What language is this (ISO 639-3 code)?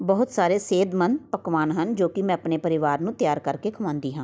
pan